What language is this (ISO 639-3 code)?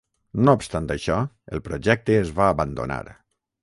cat